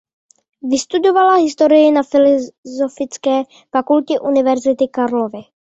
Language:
Czech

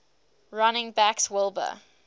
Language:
English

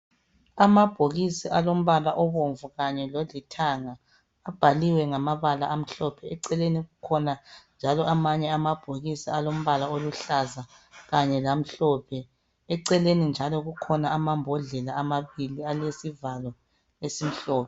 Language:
North Ndebele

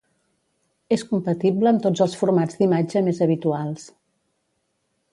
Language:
Catalan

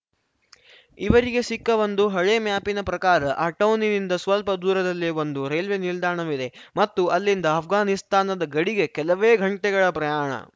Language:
Kannada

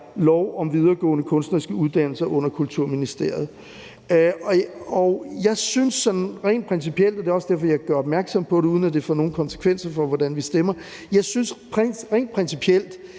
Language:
Danish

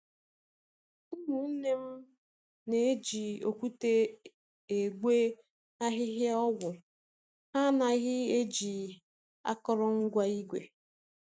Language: Igbo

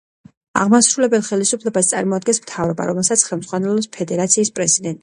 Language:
Georgian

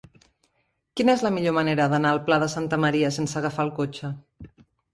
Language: Catalan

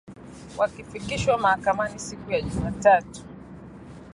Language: Swahili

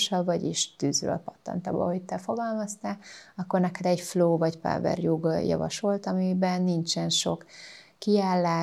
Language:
Hungarian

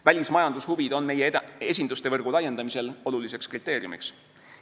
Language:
Estonian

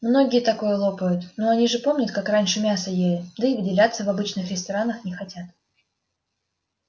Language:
Russian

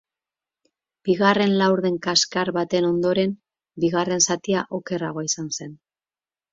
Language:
Basque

